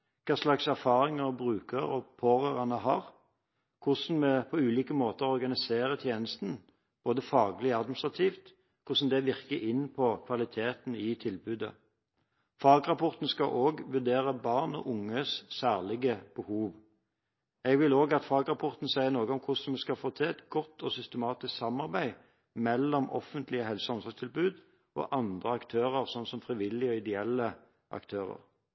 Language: Norwegian Bokmål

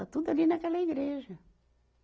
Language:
Portuguese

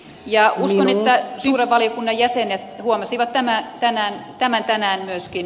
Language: Finnish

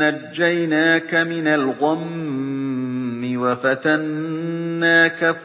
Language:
Arabic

